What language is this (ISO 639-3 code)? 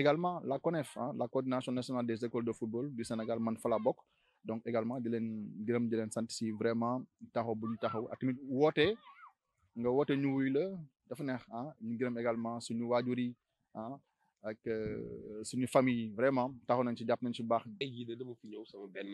fra